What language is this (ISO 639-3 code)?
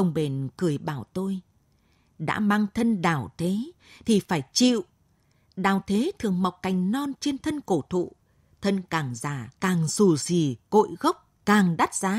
vie